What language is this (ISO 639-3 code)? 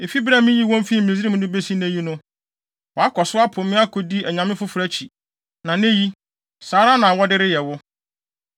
aka